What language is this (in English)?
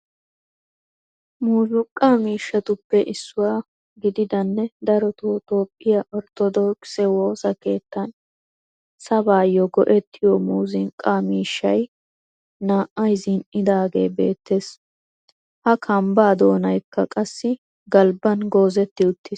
Wolaytta